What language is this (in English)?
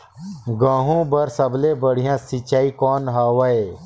Chhattisgarhi